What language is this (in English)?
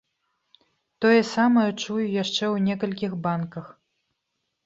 Belarusian